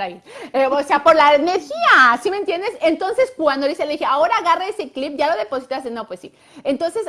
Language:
Spanish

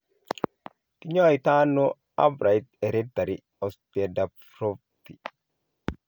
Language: Kalenjin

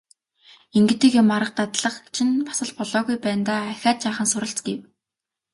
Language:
Mongolian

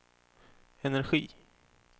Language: Swedish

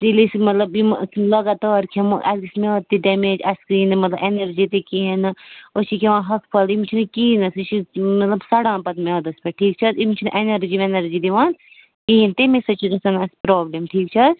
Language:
Kashmiri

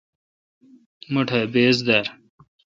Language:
Kalkoti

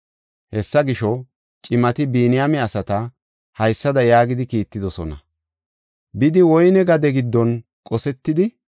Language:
Gofa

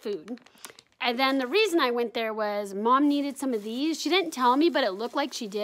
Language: English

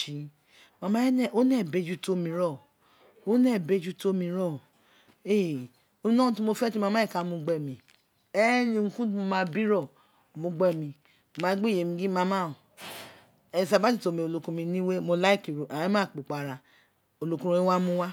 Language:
Isekiri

